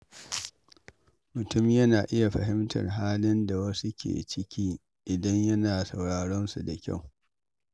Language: Hausa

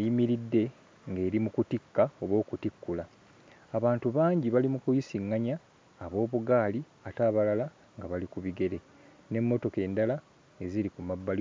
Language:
Ganda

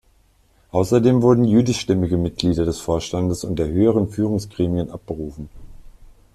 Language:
German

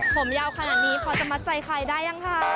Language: Thai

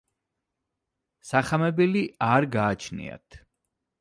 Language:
Georgian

